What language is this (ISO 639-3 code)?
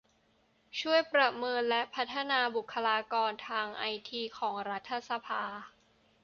tha